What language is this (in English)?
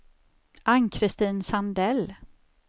Swedish